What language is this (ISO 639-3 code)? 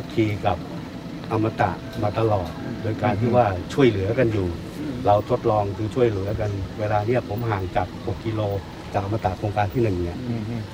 tha